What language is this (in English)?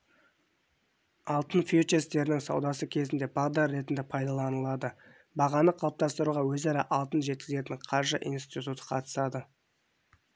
Kazakh